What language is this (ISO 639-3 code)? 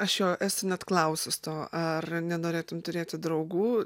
lit